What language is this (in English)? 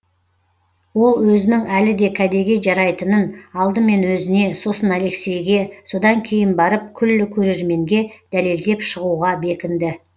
Kazakh